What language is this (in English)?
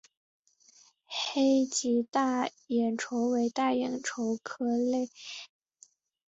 Chinese